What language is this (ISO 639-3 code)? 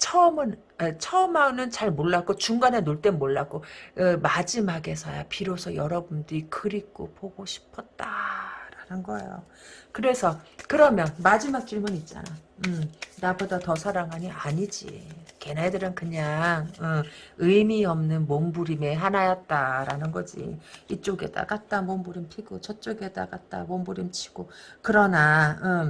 kor